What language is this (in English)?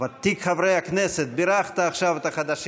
Hebrew